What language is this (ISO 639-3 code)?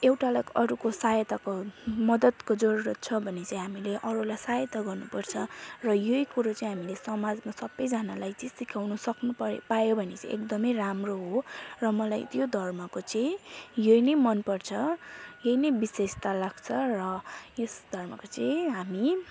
nep